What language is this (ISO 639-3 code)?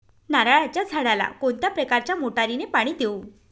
mar